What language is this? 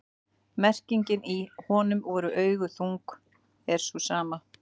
Icelandic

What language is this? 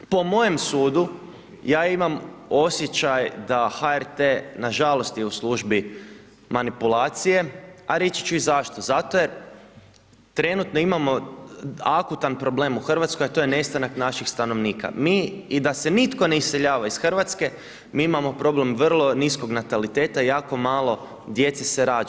Croatian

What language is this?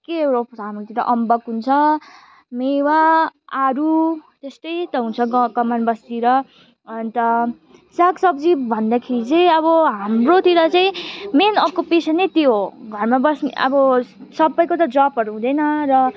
Nepali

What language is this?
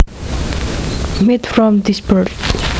Javanese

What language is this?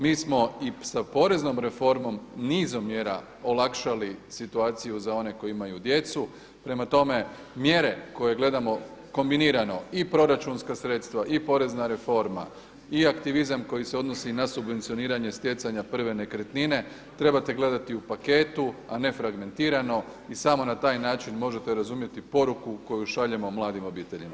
Croatian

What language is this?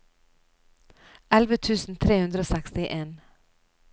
Norwegian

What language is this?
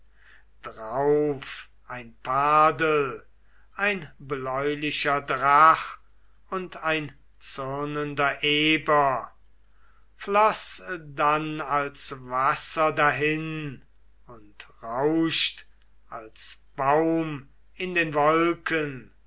German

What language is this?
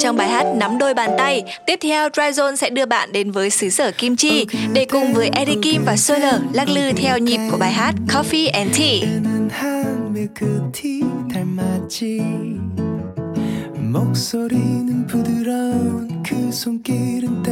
Vietnamese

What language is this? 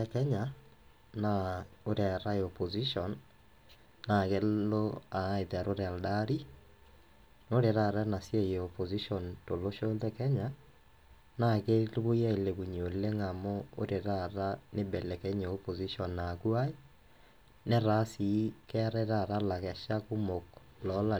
Masai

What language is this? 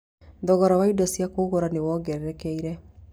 Kikuyu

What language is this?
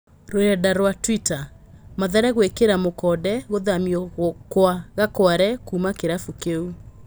Kikuyu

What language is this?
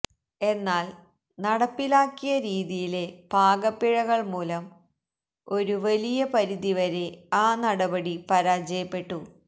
Malayalam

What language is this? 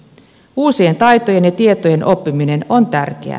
Finnish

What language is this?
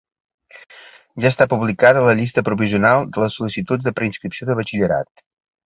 Catalan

